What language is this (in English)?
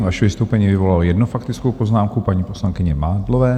Czech